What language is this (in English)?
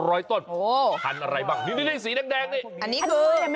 Thai